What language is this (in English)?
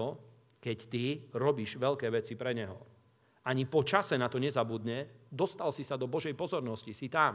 Slovak